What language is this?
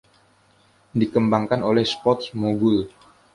Indonesian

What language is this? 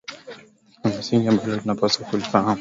Swahili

